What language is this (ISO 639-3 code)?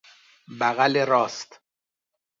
fas